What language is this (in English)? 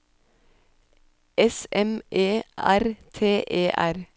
Norwegian